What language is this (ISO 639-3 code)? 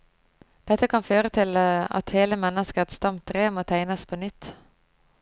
nor